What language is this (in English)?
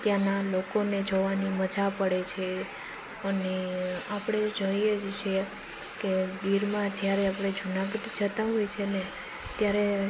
Gujarati